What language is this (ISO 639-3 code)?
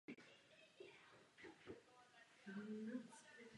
ces